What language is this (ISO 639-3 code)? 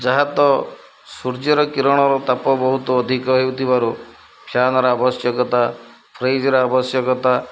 ori